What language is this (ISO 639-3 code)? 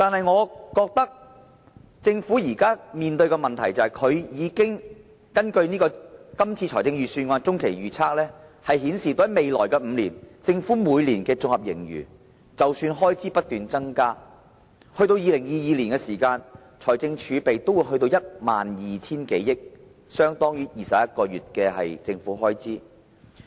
yue